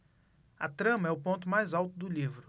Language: Portuguese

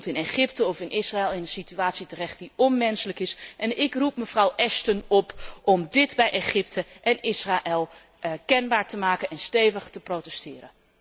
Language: Dutch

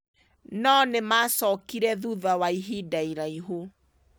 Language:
Kikuyu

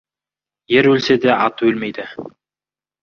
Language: Kazakh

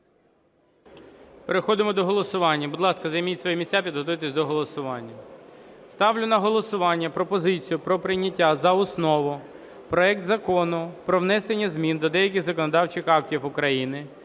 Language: Ukrainian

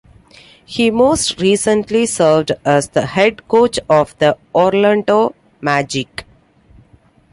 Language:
English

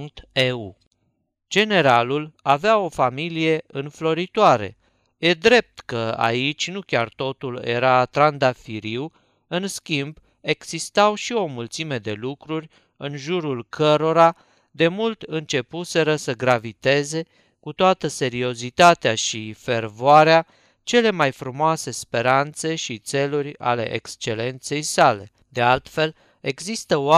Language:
Romanian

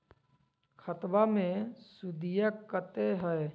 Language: Magahi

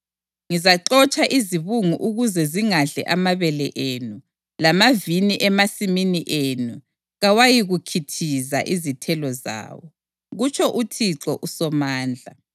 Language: North Ndebele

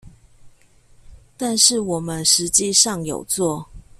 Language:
Chinese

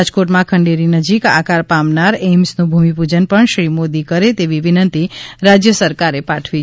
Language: Gujarati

